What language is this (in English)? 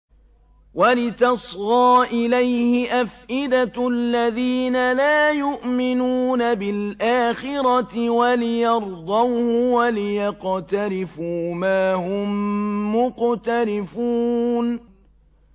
Arabic